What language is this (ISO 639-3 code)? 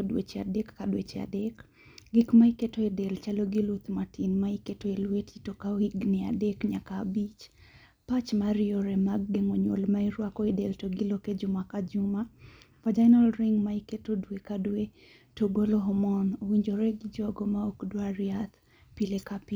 luo